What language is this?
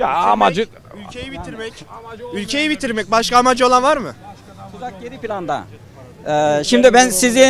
Turkish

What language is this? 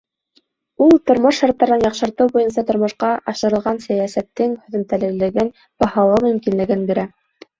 Bashkir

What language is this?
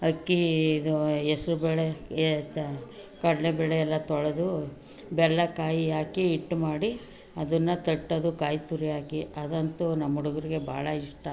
Kannada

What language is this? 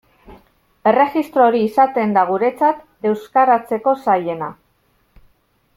Basque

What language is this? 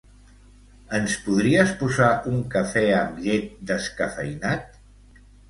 Catalan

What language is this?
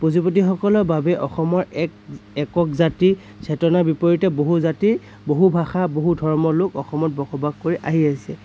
Assamese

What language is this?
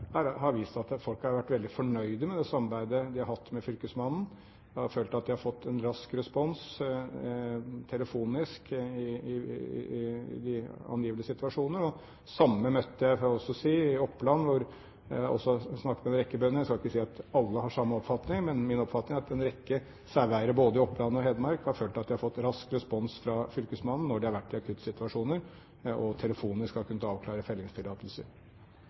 Norwegian Bokmål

